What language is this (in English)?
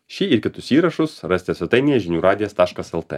Lithuanian